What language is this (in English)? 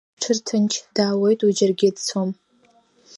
Abkhazian